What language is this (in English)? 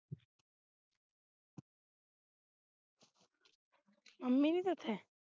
Punjabi